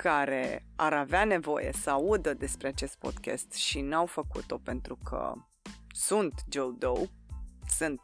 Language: Romanian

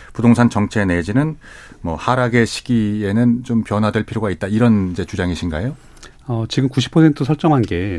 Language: Korean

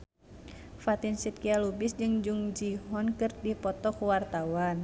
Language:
Sundanese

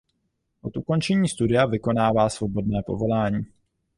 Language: Czech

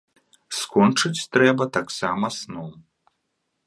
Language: Belarusian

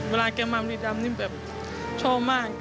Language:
Thai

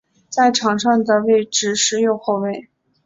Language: Chinese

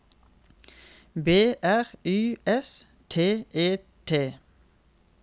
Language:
Norwegian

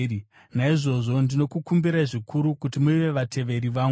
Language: Shona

